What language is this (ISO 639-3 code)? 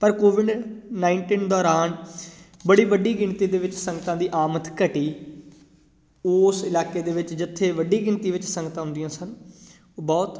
pan